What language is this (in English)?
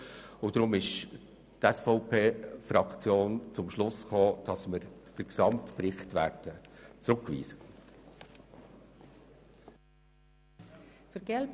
Swiss German